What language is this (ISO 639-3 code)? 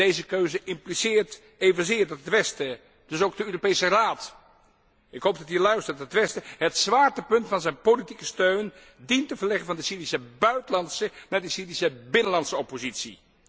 nld